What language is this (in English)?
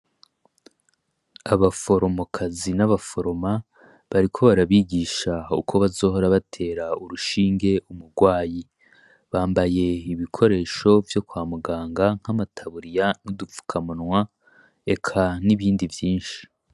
Rundi